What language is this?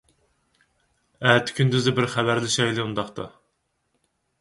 Uyghur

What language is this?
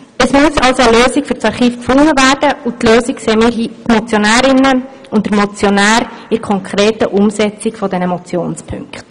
Swiss German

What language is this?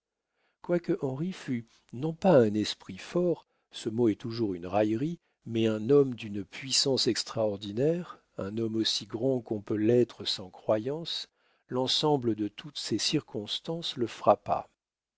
French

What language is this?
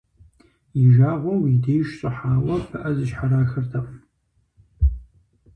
Kabardian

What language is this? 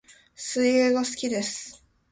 Japanese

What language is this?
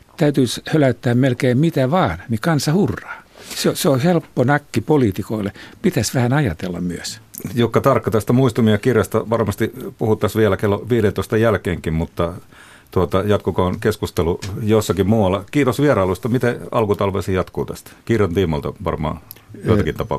Finnish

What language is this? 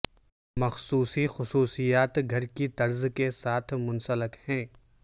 Urdu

